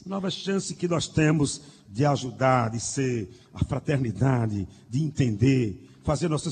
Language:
Portuguese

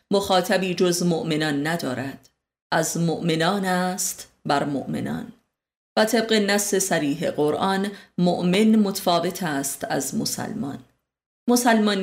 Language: Persian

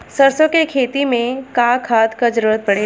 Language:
Bhojpuri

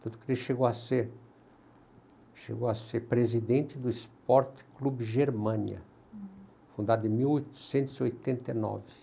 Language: Portuguese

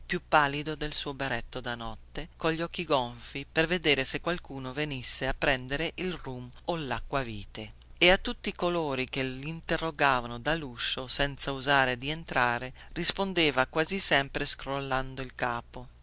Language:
Italian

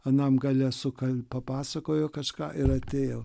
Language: Lithuanian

